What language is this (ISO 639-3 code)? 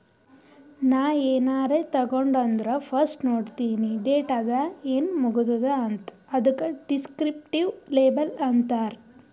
kan